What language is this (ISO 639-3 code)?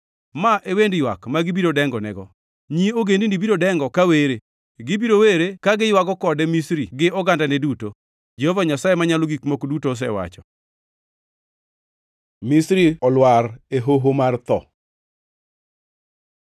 luo